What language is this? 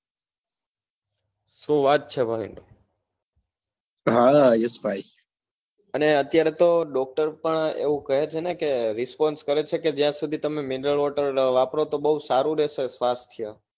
Gujarati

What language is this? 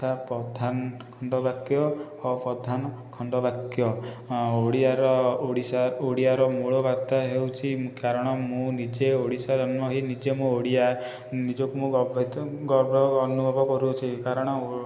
Odia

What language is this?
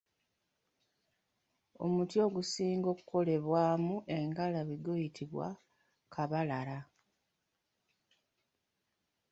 Ganda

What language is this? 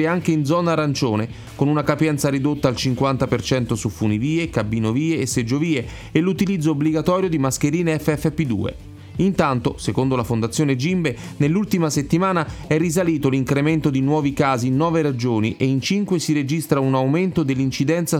Italian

